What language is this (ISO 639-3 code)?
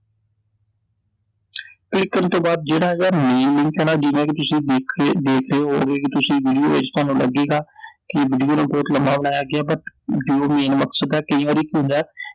pan